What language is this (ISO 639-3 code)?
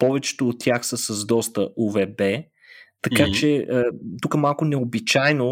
bul